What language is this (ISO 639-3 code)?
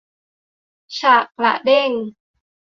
tha